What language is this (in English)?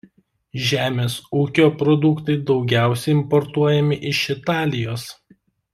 Lithuanian